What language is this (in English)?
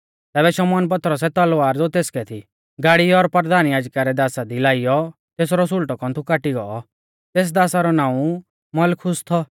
Mahasu Pahari